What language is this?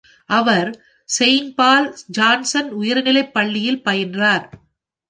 Tamil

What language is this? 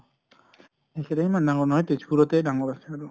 Assamese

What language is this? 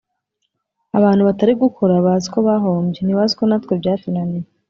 Kinyarwanda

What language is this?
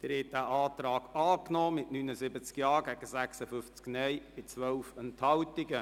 Swiss German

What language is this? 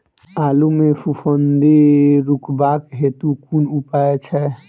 Maithili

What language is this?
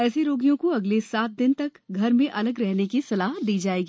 Hindi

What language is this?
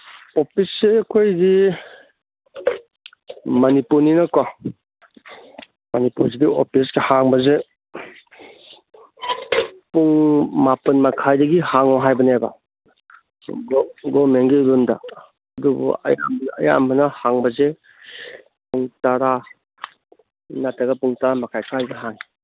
Manipuri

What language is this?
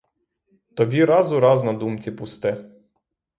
Ukrainian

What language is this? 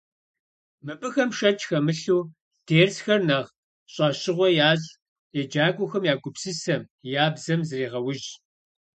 Kabardian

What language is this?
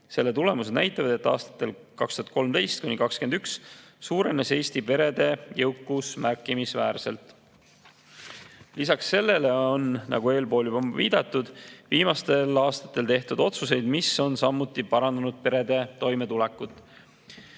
Estonian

